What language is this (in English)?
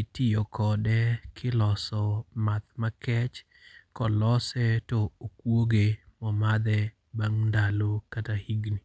Luo (Kenya and Tanzania)